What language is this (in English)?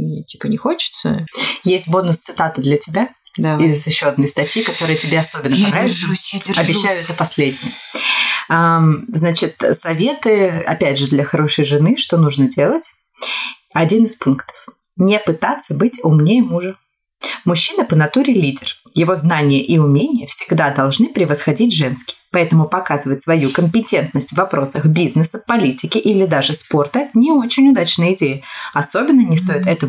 Russian